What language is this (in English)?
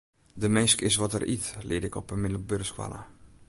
Western Frisian